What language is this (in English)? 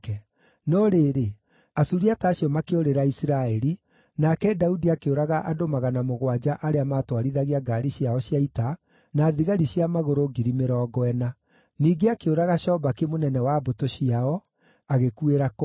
Kikuyu